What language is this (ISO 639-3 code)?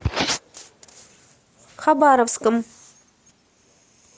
rus